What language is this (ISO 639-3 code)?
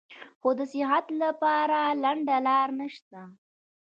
pus